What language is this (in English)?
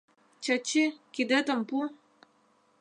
Mari